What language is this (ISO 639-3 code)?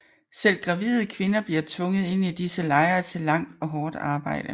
dan